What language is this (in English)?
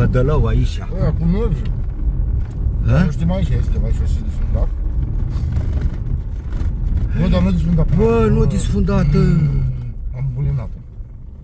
Romanian